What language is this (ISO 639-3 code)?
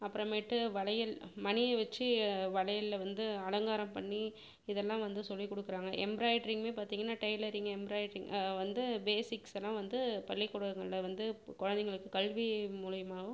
tam